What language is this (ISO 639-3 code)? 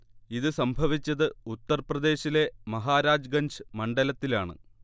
mal